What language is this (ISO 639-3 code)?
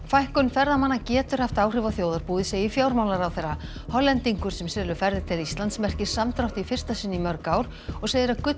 isl